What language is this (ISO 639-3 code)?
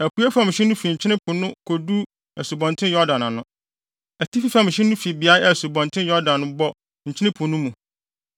aka